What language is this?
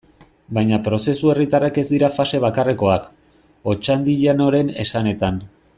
Basque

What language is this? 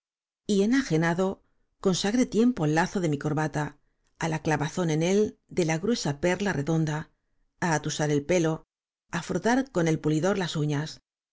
Spanish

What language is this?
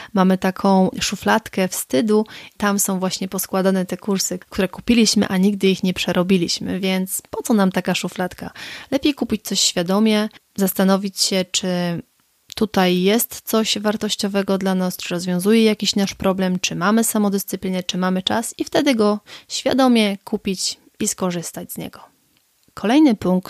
Polish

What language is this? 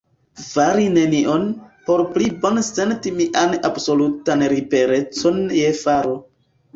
Esperanto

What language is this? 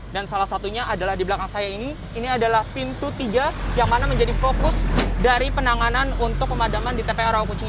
Indonesian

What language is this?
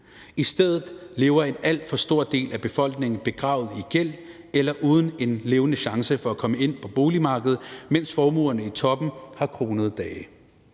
Danish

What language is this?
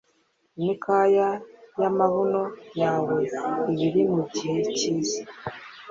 Kinyarwanda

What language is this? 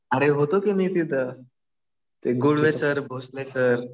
Marathi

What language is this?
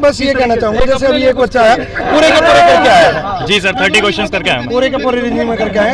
Hindi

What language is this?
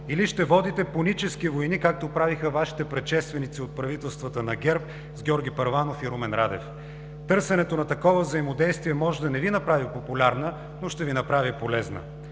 Bulgarian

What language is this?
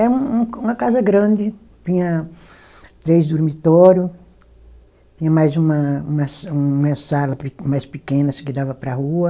Portuguese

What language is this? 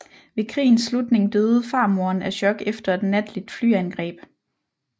Danish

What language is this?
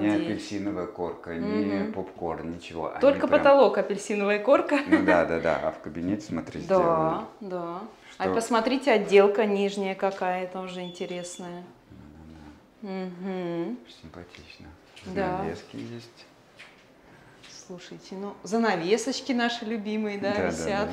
Russian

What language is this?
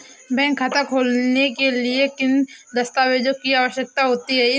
Hindi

